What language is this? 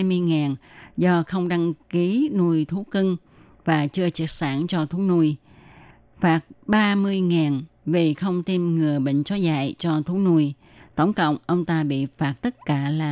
Vietnamese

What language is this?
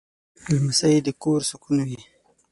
Pashto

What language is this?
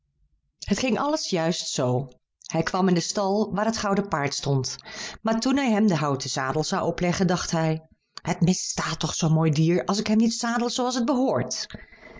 Dutch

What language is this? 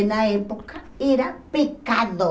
Portuguese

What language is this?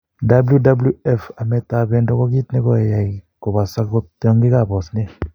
Kalenjin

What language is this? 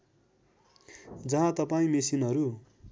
Nepali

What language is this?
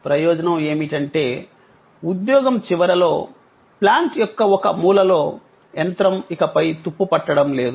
Telugu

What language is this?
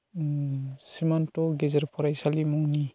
Bodo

